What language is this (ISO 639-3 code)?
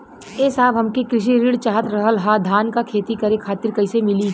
bho